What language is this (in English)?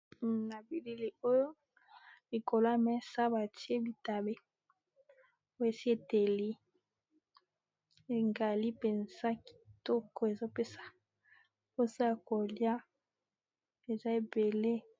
Lingala